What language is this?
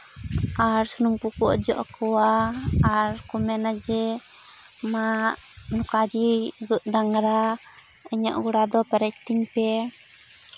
Santali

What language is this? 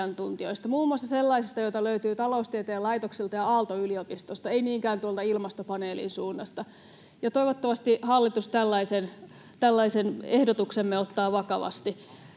Finnish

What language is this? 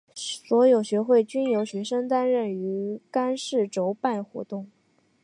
Chinese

